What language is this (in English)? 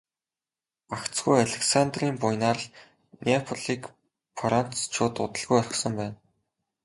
Mongolian